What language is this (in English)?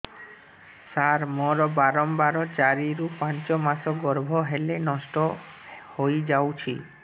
Odia